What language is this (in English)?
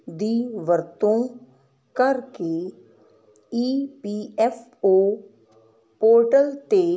Punjabi